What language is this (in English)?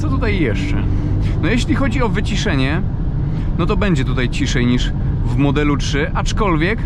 Polish